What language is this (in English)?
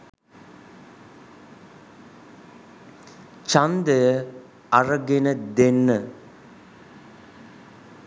Sinhala